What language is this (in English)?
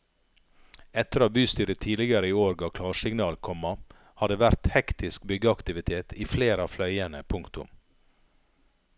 Norwegian